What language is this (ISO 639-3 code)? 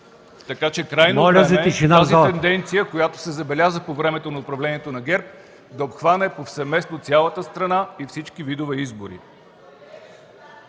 bul